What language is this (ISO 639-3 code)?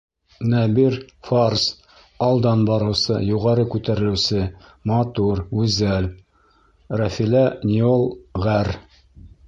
bak